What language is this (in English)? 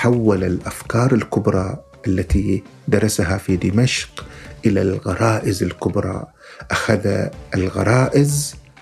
Arabic